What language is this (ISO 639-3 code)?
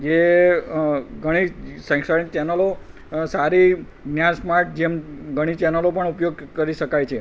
guj